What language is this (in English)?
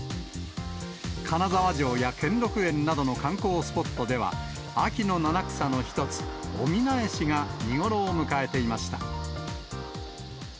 Japanese